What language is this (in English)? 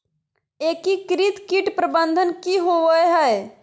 Magahi